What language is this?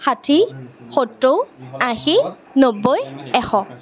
Assamese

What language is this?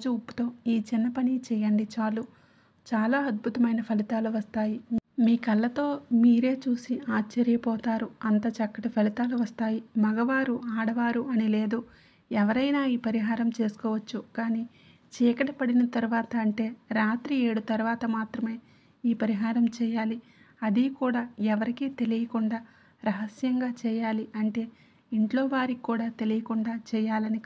Telugu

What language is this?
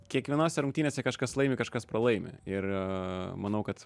Lithuanian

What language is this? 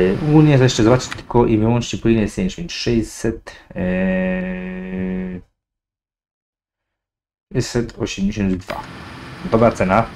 Polish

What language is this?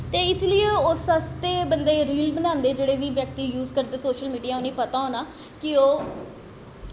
Dogri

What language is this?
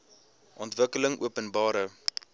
Afrikaans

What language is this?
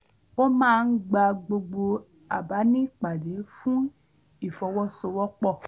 Yoruba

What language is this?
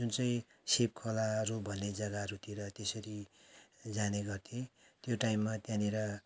Nepali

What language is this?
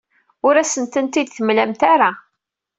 Kabyle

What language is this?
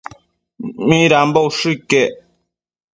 Matsés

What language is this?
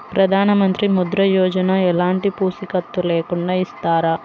Telugu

